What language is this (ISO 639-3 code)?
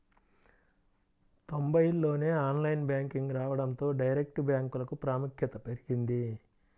tel